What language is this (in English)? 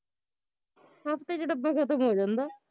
Punjabi